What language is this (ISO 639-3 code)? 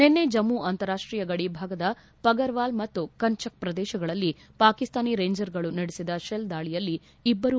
kan